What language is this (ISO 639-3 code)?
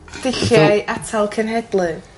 cym